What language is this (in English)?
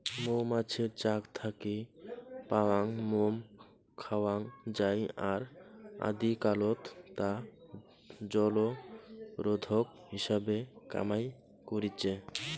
Bangla